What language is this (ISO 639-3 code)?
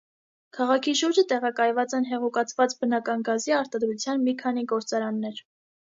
hye